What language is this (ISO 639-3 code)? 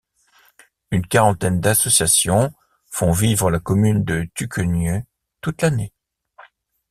fra